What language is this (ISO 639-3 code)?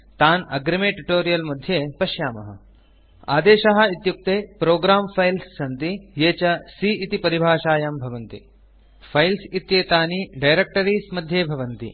san